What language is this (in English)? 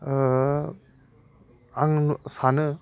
Bodo